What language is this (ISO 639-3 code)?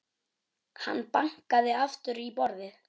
isl